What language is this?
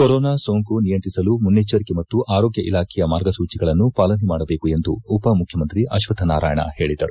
Kannada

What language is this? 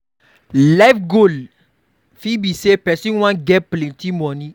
Nigerian Pidgin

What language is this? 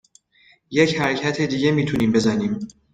Persian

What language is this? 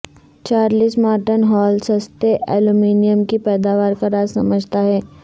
Urdu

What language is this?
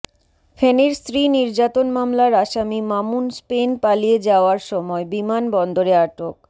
Bangla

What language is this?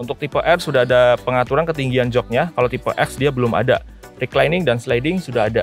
Indonesian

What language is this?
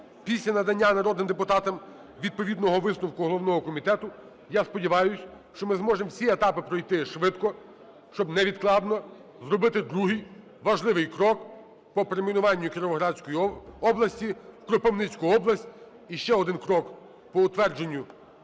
Ukrainian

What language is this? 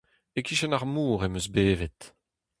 Breton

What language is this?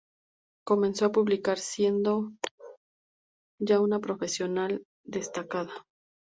Spanish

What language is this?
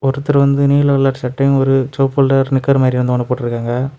Tamil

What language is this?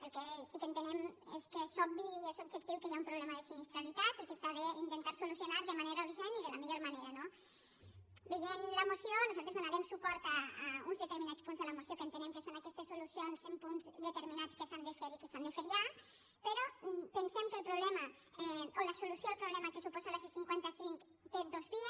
Catalan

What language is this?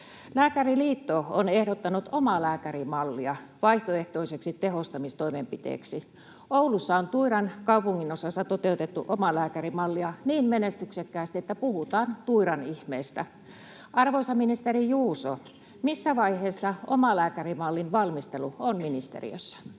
Finnish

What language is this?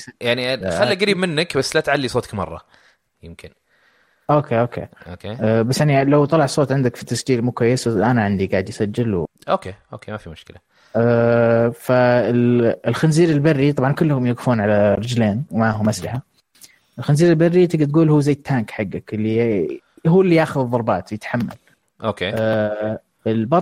Arabic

